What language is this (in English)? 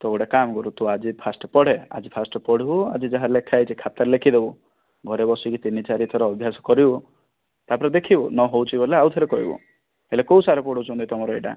Odia